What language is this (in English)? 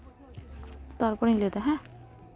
Santali